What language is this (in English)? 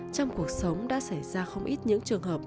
Vietnamese